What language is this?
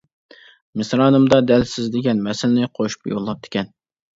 Uyghur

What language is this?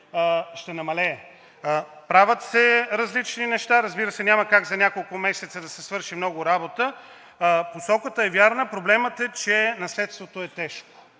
Bulgarian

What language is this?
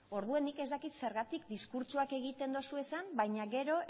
Basque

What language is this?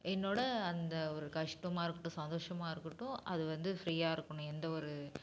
Tamil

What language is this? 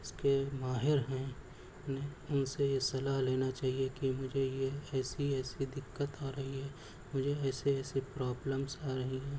Urdu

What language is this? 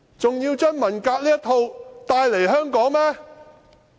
Cantonese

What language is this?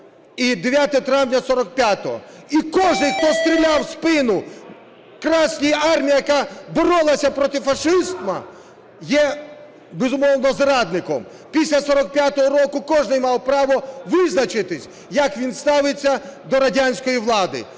Ukrainian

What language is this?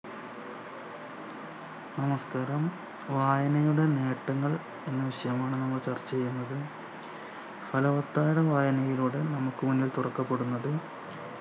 Malayalam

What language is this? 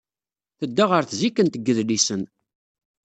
Kabyle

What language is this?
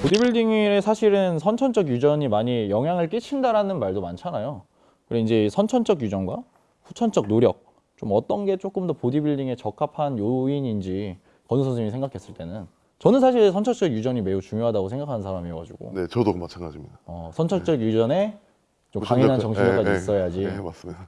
Korean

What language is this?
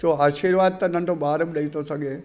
Sindhi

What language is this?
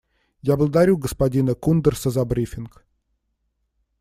Russian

